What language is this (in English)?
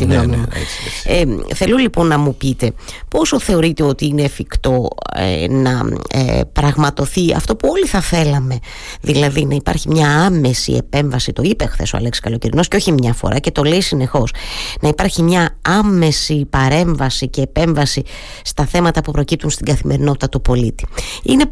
Greek